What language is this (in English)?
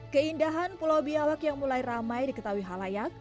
Indonesian